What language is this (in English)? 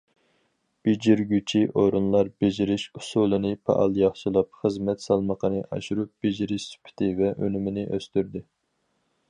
Uyghur